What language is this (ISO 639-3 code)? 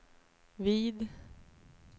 swe